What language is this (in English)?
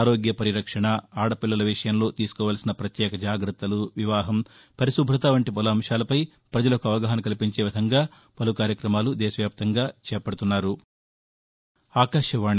Telugu